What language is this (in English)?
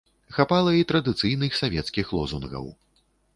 Belarusian